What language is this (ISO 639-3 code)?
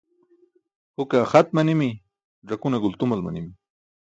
bsk